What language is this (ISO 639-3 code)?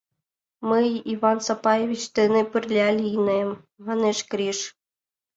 chm